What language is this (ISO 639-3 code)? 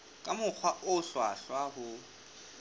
sot